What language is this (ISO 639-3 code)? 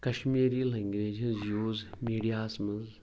kas